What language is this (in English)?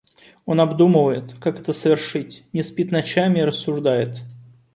Russian